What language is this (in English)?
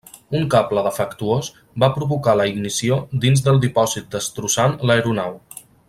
Catalan